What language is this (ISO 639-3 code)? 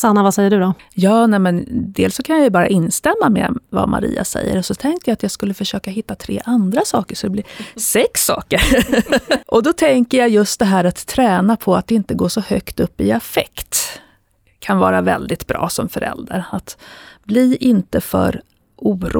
swe